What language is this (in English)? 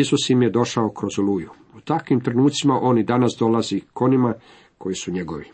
Croatian